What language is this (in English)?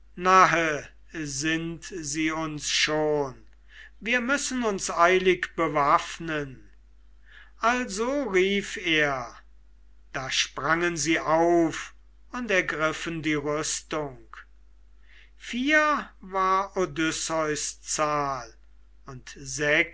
German